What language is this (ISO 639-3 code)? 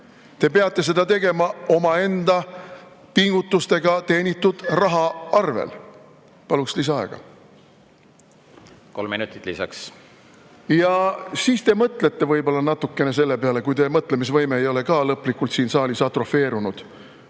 est